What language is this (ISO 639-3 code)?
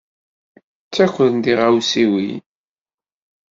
kab